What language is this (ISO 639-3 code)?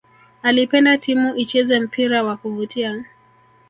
swa